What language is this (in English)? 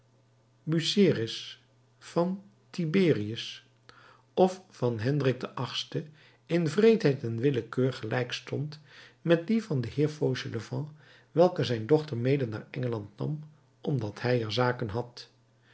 Dutch